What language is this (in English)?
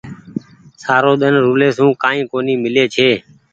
Goaria